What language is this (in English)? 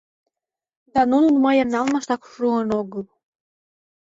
Mari